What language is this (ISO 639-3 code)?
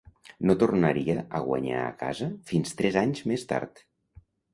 cat